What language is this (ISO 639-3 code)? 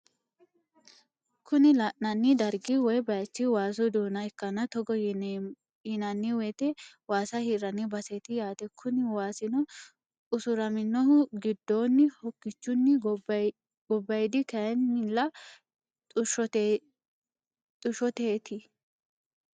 sid